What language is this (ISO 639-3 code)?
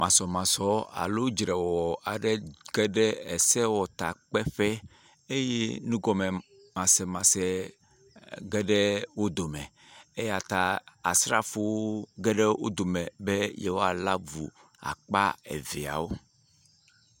ewe